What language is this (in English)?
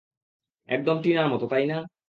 Bangla